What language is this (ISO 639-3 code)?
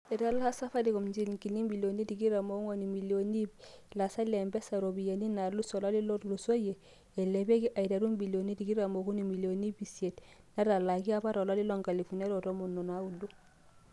mas